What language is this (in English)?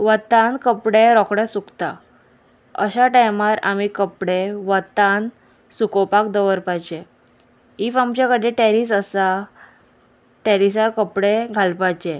Konkani